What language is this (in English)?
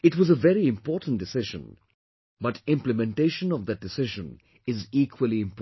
English